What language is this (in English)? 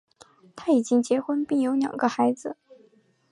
Chinese